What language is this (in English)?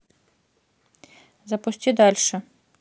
Russian